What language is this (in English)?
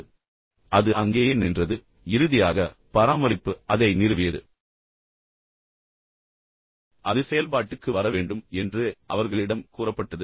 Tamil